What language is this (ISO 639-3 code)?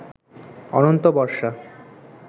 ben